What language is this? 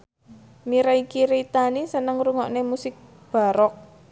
Javanese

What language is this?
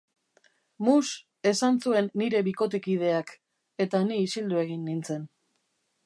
Basque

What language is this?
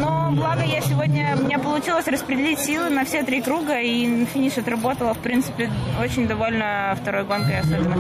Russian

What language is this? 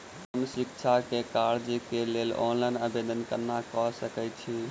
Maithili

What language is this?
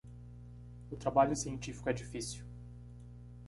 Portuguese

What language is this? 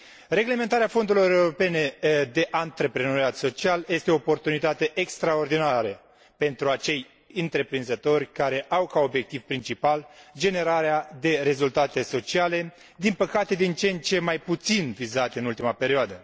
Romanian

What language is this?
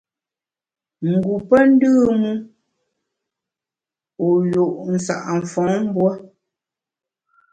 Bamun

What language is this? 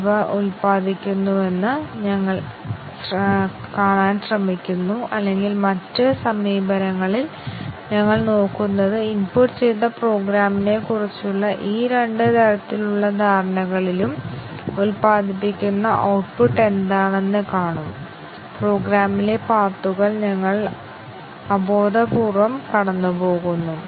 Malayalam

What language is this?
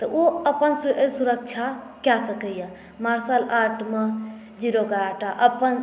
Maithili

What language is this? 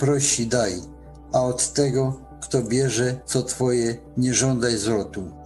Polish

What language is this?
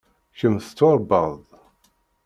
Kabyle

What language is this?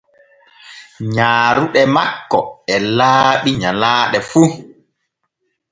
Borgu Fulfulde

